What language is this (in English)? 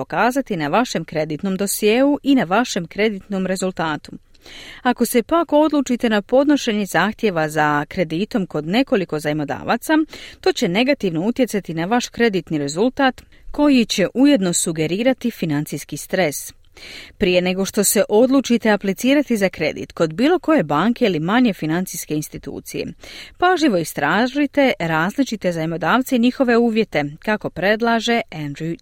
Croatian